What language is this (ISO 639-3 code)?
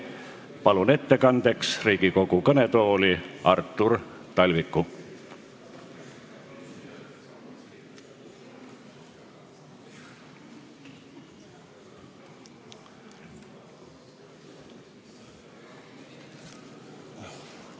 est